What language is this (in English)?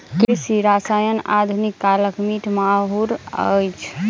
Maithili